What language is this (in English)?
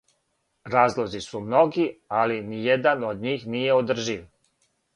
Serbian